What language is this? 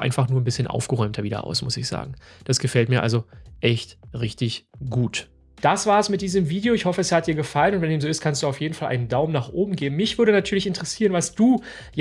German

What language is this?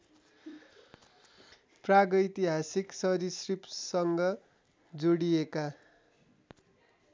Nepali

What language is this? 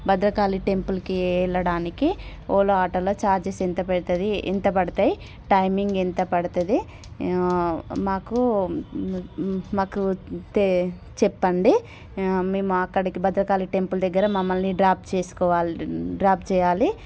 Telugu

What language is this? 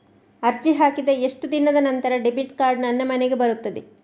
Kannada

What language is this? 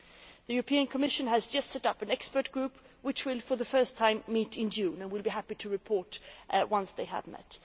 English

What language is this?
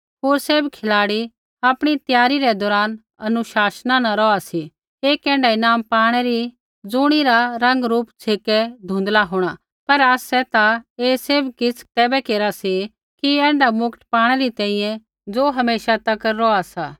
Kullu Pahari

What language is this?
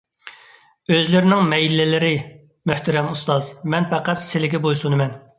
Uyghur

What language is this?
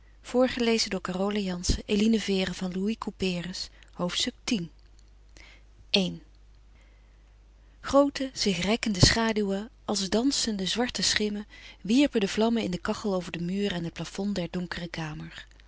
Dutch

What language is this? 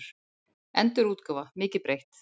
Icelandic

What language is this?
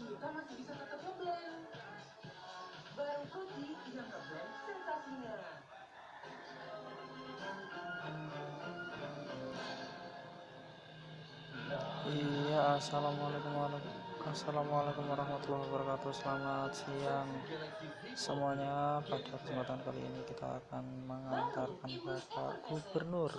Indonesian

